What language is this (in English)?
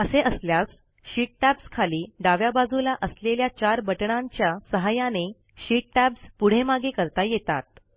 Marathi